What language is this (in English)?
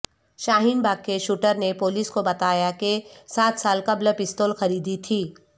Urdu